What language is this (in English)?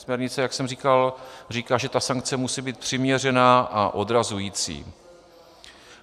Czech